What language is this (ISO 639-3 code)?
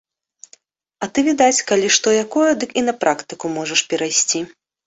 bel